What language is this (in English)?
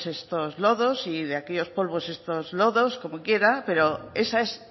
Spanish